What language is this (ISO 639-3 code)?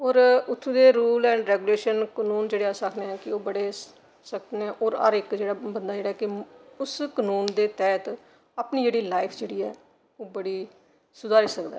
doi